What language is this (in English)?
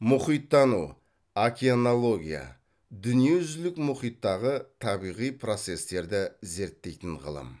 Kazakh